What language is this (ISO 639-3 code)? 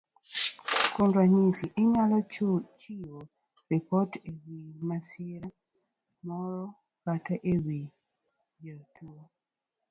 luo